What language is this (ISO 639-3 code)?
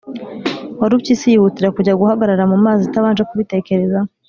kin